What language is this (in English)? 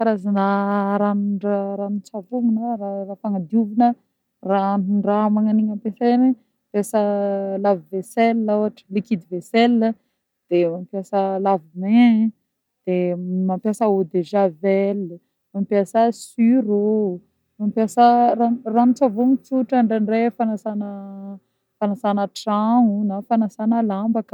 Northern Betsimisaraka Malagasy